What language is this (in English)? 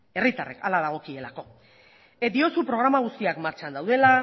Basque